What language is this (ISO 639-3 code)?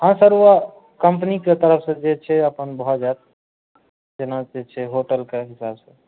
mai